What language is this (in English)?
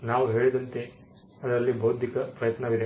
Kannada